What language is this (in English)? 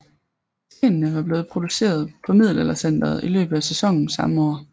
Danish